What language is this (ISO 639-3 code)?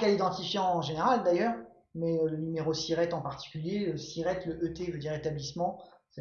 fra